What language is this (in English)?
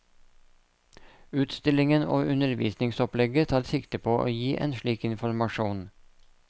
Norwegian